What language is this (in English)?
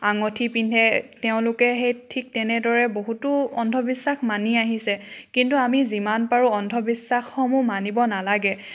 Assamese